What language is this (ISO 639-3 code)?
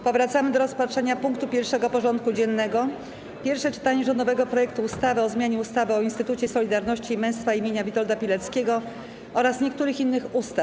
pol